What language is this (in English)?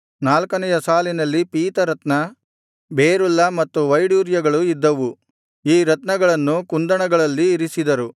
Kannada